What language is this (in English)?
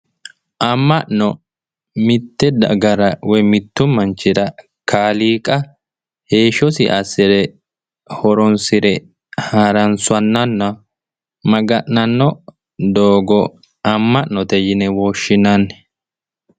Sidamo